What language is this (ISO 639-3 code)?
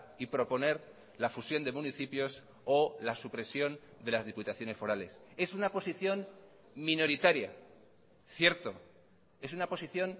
spa